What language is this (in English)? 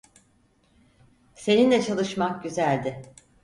Turkish